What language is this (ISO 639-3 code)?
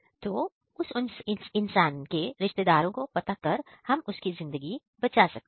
hin